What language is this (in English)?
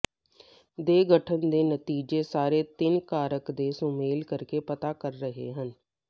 Punjabi